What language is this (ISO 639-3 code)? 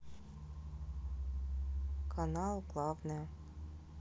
rus